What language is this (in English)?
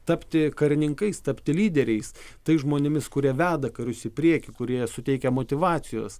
Lithuanian